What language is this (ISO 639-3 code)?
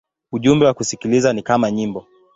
swa